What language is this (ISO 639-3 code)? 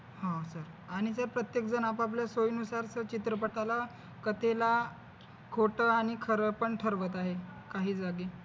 mar